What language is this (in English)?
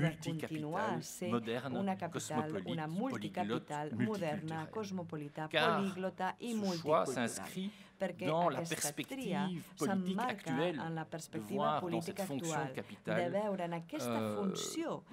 French